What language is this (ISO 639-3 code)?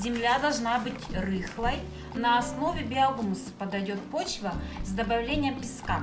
rus